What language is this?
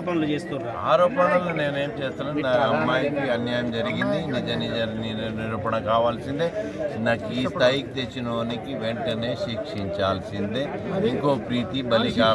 Telugu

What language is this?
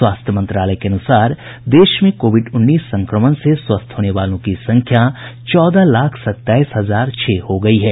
Hindi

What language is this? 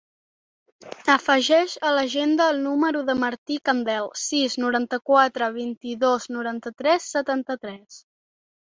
Catalan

